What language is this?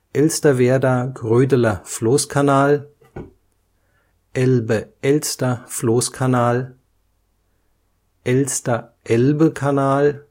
German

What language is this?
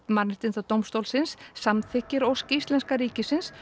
Icelandic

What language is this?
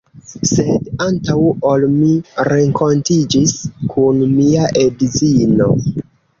Esperanto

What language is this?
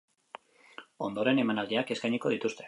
Basque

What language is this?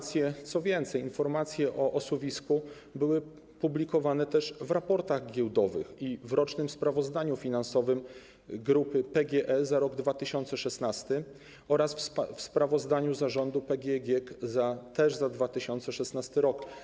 Polish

